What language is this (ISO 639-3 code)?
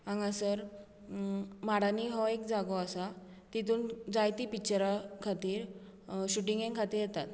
kok